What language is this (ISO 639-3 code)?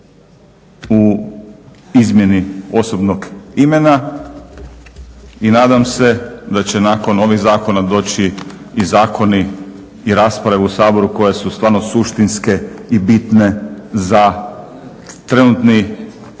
hrv